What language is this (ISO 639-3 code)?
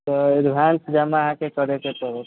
mai